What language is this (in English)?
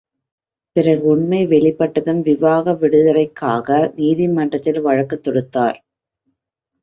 Tamil